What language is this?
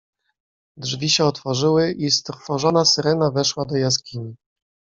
Polish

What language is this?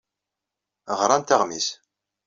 Kabyle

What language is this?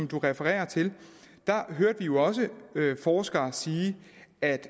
Danish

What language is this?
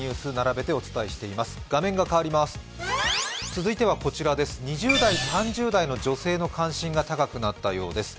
Japanese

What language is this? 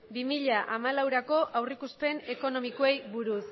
Basque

